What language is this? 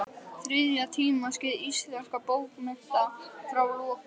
Icelandic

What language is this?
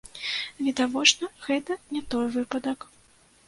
Belarusian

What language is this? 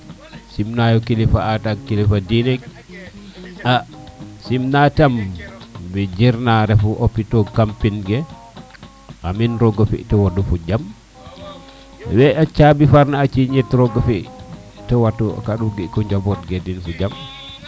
Serer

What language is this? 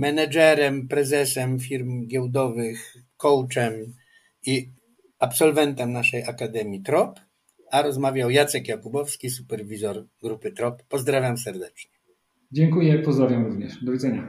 Polish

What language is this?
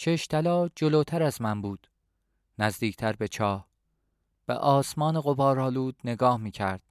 Persian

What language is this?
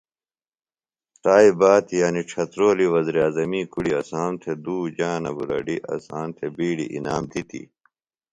Phalura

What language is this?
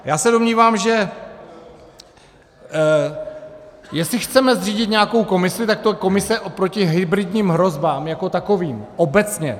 Czech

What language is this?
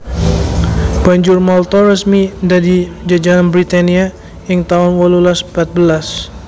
Javanese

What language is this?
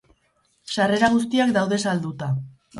Basque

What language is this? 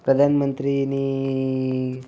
Gujarati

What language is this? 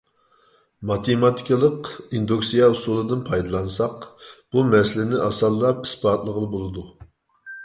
Uyghur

